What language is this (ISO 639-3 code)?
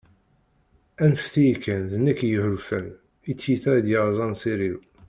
kab